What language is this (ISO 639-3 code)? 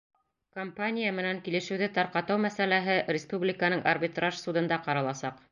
bak